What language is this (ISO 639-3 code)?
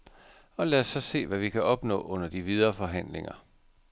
dan